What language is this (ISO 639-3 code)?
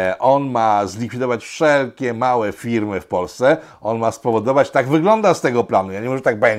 pol